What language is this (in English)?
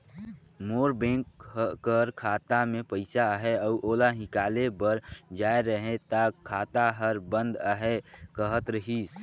Chhattisgarhi